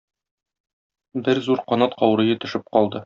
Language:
Tatar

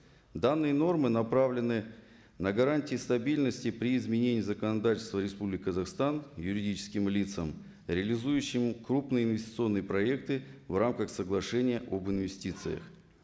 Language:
Kazakh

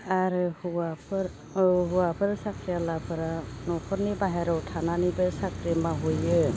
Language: Bodo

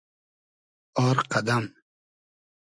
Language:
Hazaragi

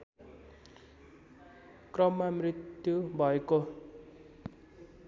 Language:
Nepali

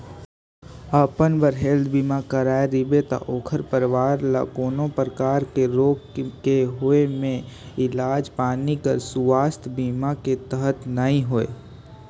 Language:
Chhattisgarhi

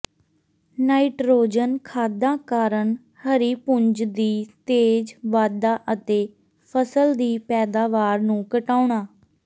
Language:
Punjabi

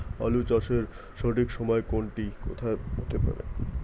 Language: Bangla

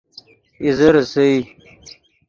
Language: Yidgha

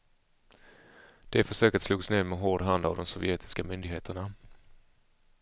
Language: Swedish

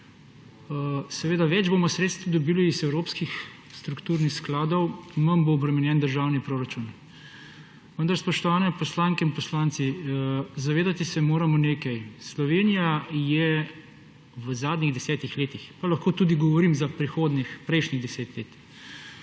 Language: Slovenian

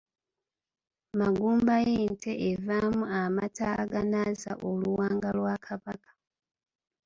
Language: Ganda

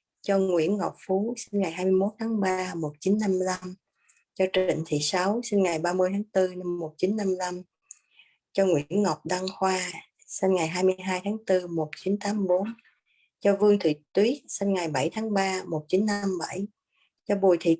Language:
Vietnamese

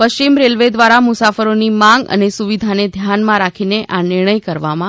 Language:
Gujarati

